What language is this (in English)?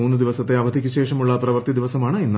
Malayalam